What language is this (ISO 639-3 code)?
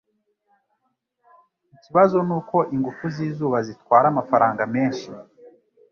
kin